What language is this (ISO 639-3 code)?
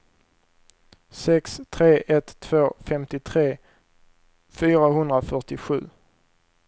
swe